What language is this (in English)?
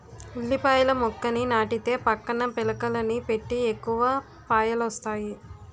Telugu